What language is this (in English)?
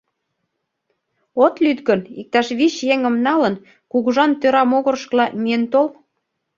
Mari